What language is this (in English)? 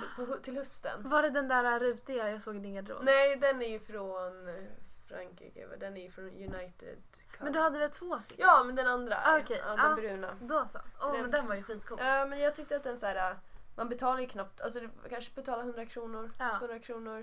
Swedish